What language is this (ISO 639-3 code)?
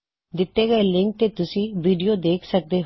pan